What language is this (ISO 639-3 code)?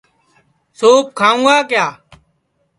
ssi